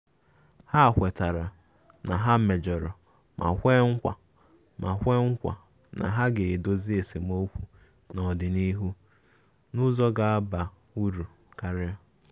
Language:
Igbo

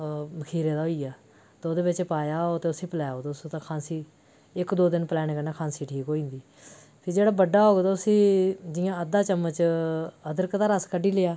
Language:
Dogri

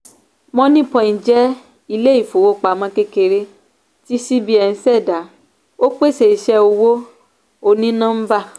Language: Yoruba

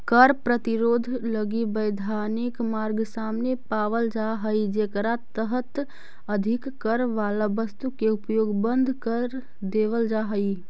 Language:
Magahi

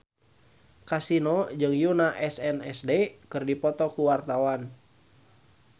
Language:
Sundanese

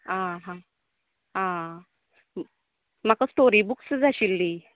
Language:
Konkani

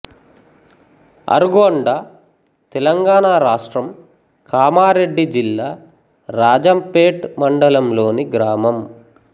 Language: Telugu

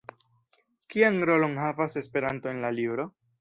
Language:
Esperanto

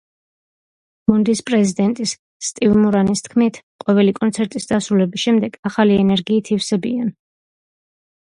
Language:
Georgian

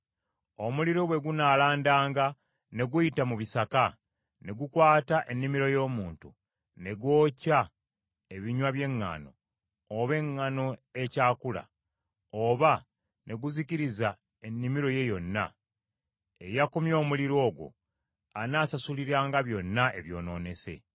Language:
Ganda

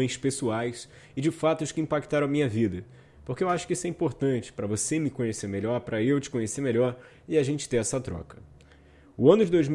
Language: Portuguese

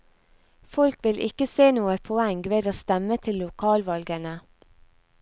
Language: Norwegian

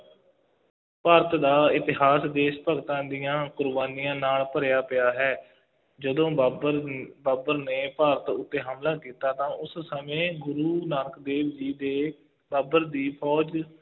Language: Punjabi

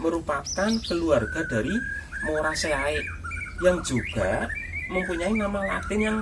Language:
Indonesian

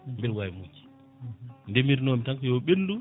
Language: Fula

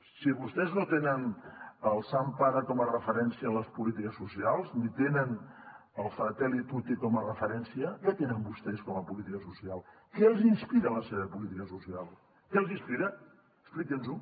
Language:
Catalan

